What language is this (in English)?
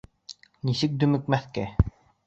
Bashkir